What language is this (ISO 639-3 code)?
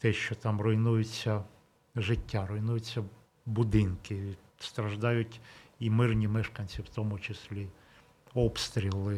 ukr